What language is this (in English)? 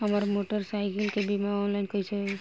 Bhojpuri